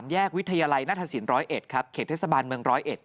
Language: Thai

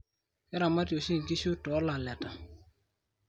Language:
Masai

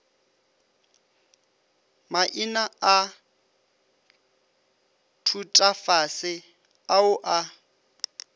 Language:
Northern Sotho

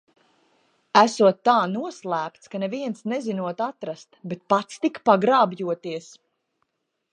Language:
Latvian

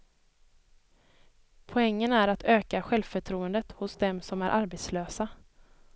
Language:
Swedish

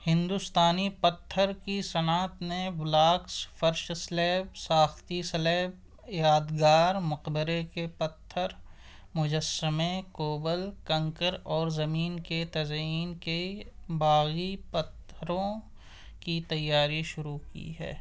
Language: Urdu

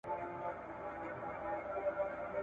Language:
Pashto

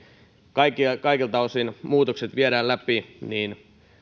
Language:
Finnish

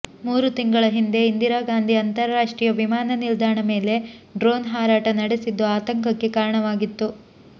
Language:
Kannada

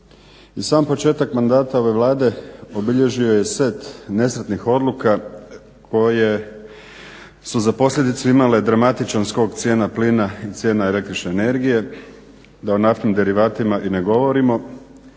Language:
Croatian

